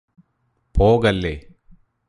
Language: Malayalam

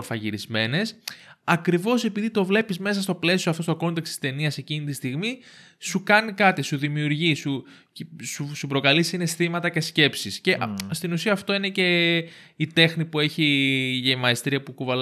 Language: Greek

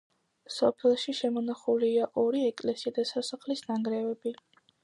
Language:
Georgian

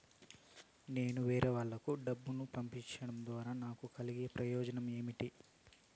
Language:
Telugu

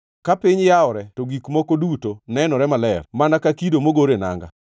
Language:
Luo (Kenya and Tanzania)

